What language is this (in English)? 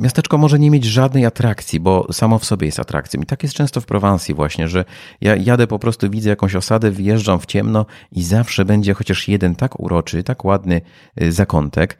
Polish